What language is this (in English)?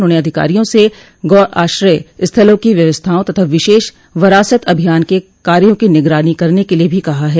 Hindi